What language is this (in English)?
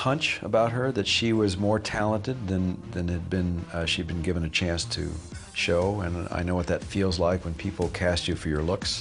English